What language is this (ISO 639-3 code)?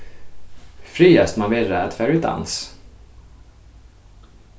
fao